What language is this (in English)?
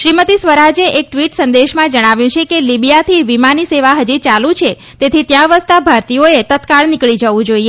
Gujarati